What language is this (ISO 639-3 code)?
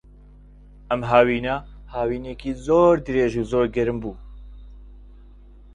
ckb